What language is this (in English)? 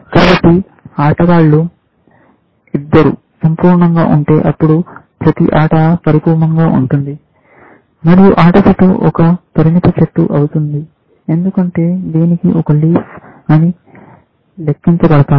Telugu